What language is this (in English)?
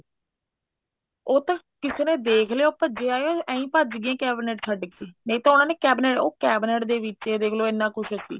Punjabi